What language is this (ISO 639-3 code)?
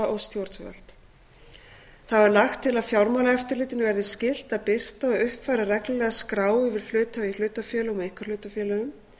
isl